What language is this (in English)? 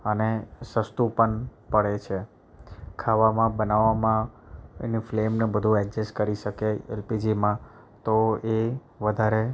Gujarati